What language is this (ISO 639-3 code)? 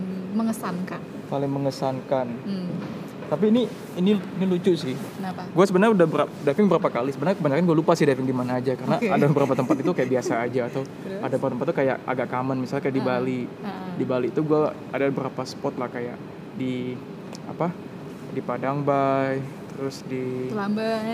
ind